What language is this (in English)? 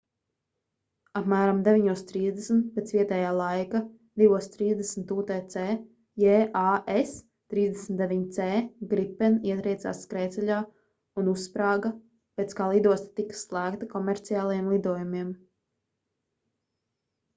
Latvian